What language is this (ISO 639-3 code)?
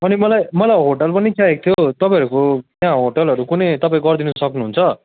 nep